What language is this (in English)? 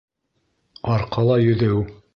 Bashkir